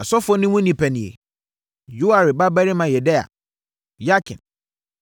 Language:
Akan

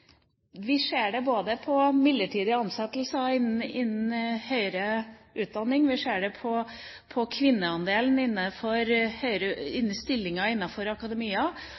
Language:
Norwegian Bokmål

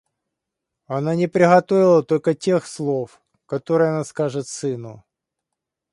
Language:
Russian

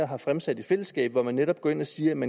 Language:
Danish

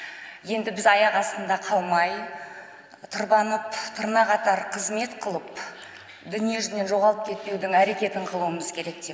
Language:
Kazakh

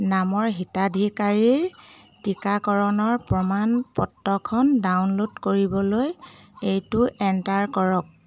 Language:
Assamese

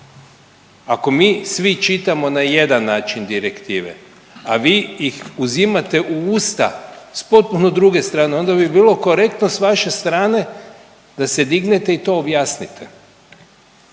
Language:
Croatian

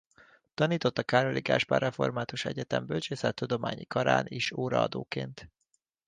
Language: Hungarian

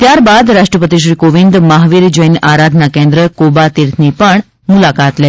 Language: Gujarati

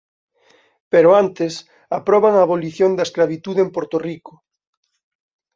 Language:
Galician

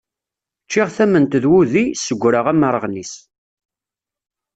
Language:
Kabyle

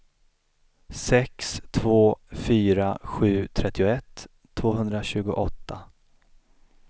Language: Swedish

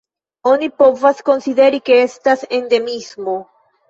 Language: Esperanto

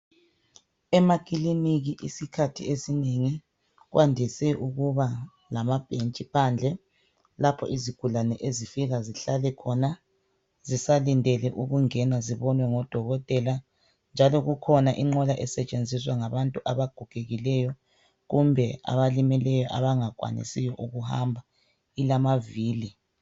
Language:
North Ndebele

